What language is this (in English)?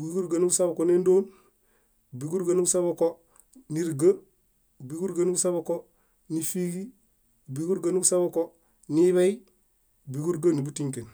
Bayot